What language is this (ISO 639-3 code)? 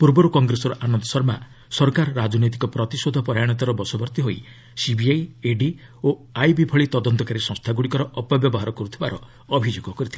ori